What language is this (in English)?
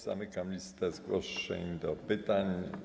Polish